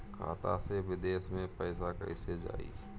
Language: Bhojpuri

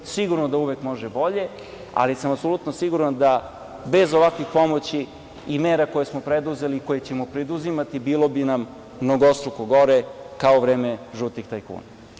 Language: Serbian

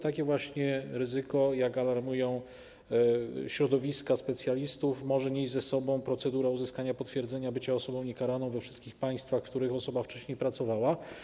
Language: Polish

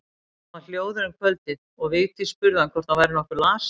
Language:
Icelandic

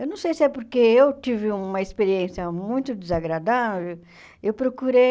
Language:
Portuguese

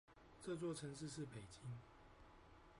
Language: Chinese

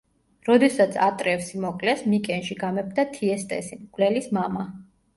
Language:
Georgian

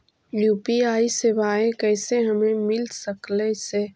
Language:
Magahi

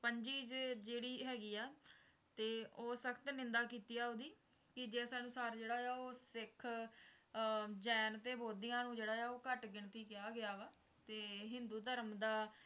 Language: Punjabi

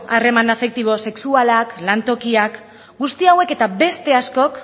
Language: Basque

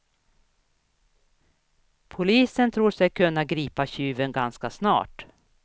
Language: Swedish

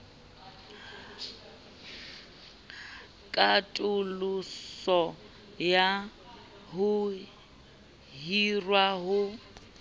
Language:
Southern Sotho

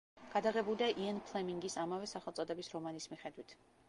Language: Georgian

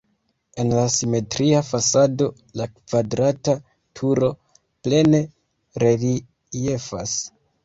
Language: Esperanto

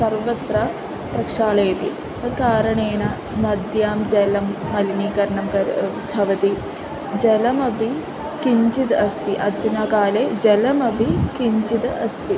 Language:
Sanskrit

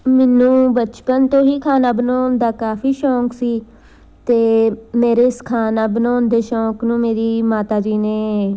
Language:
Punjabi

